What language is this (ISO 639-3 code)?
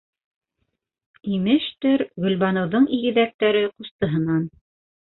bak